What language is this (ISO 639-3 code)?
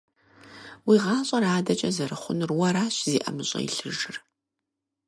kbd